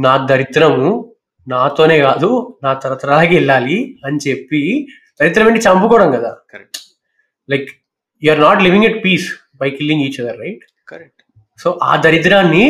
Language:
Telugu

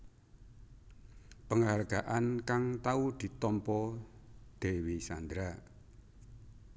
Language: Javanese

